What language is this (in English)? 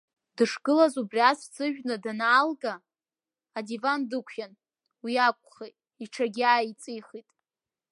Abkhazian